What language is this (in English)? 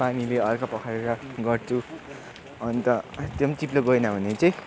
Nepali